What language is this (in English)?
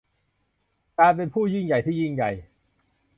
Thai